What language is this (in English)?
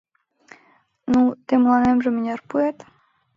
Mari